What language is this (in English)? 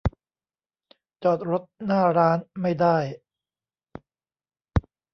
Thai